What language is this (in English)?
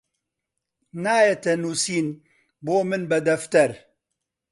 Central Kurdish